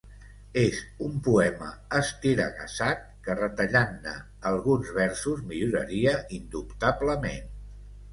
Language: Catalan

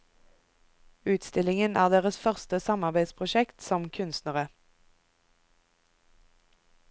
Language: Norwegian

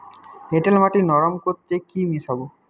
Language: Bangla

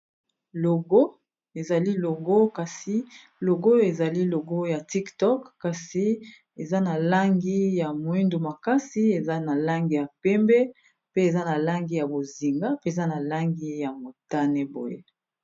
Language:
Lingala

